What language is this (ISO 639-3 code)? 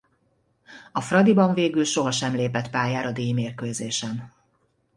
hun